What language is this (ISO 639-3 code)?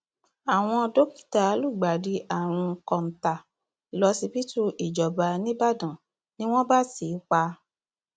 yor